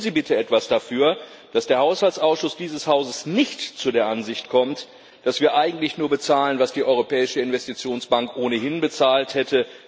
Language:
German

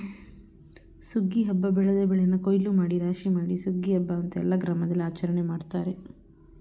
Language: Kannada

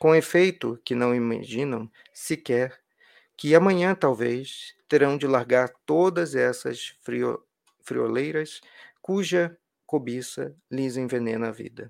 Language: Portuguese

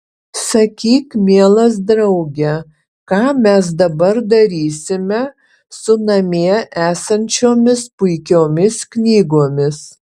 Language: Lithuanian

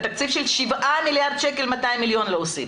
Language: Hebrew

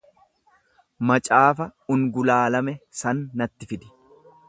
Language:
Oromo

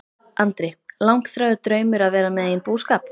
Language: Icelandic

